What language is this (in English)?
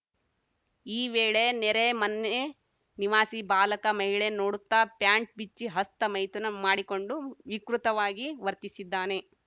Kannada